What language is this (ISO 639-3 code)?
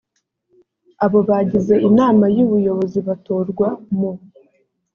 kin